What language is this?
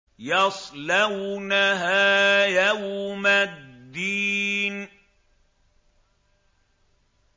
Arabic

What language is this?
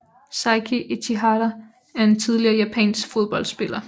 Danish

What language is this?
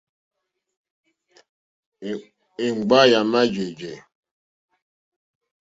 Mokpwe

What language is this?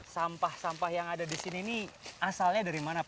Indonesian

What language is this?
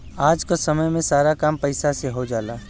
Bhojpuri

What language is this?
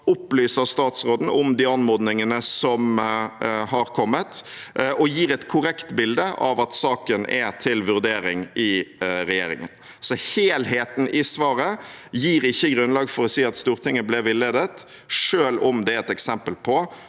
Norwegian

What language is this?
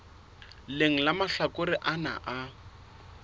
Southern Sotho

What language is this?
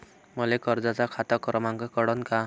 Marathi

